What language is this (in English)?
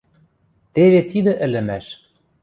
Western Mari